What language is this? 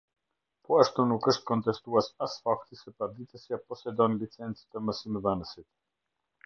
Albanian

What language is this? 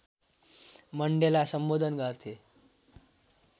Nepali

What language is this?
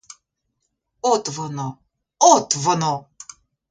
Ukrainian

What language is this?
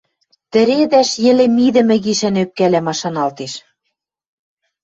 Western Mari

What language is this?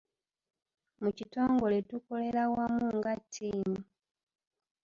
Ganda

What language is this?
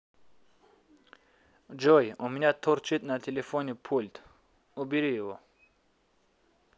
Russian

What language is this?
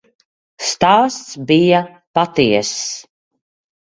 Latvian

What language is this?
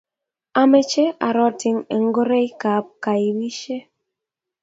Kalenjin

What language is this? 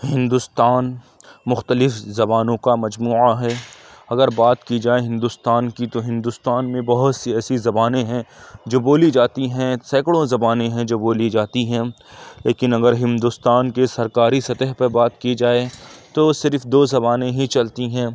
Urdu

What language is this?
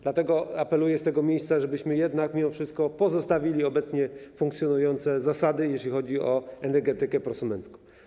Polish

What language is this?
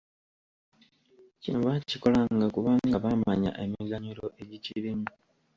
Ganda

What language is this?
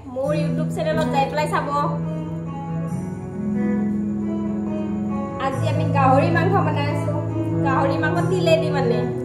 Bangla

